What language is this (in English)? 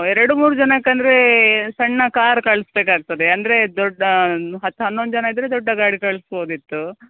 Kannada